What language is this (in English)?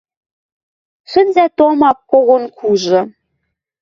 Western Mari